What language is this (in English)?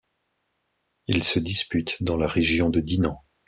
French